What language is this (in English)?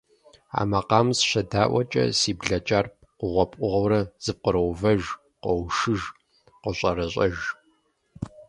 Kabardian